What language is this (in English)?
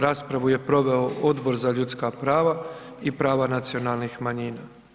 Croatian